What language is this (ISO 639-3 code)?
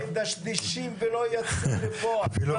heb